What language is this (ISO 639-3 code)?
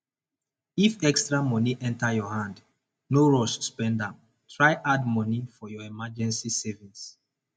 pcm